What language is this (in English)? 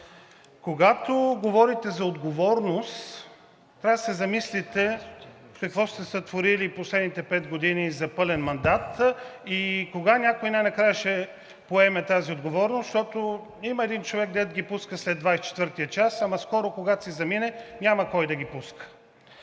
Bulgarian